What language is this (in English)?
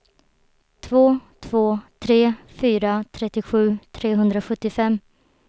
Swedish